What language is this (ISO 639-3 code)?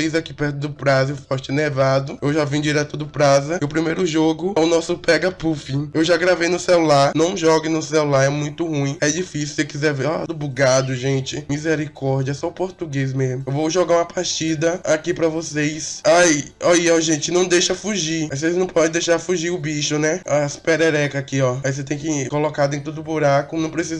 por